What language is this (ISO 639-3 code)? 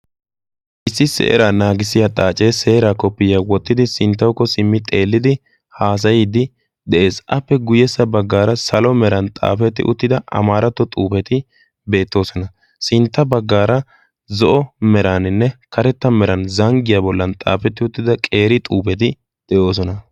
wal